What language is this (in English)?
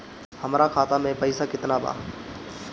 Bhojpuri